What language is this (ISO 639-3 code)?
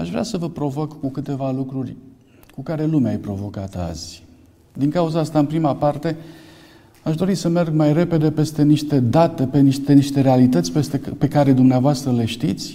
ron